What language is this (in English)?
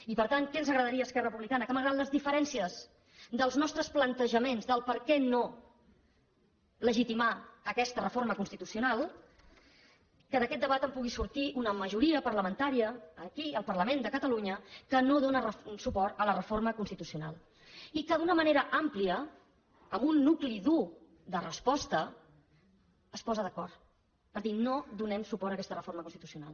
Catalan